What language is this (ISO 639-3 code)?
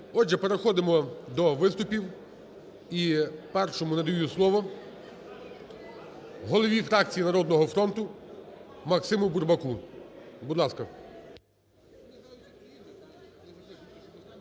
ukr